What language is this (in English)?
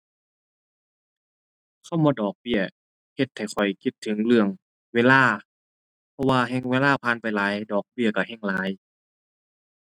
Thai